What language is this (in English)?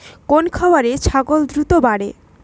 Bangla